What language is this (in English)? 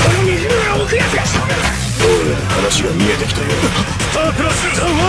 Japanese